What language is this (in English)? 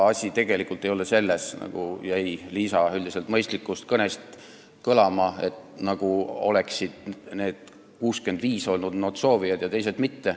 Estonian